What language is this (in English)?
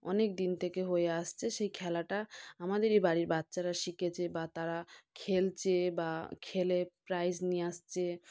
Bangla